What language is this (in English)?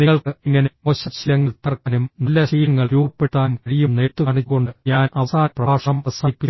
Malayalam